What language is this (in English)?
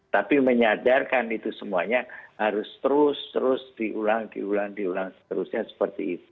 Indonesian